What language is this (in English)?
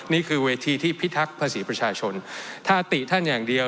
Thai